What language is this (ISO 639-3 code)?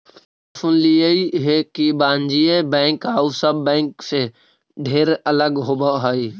mag